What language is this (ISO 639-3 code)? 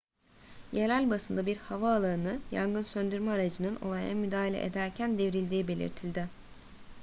tur